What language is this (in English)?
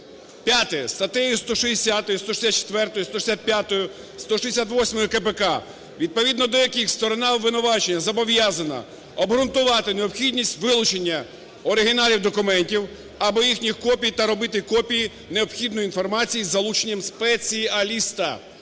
Ukrainian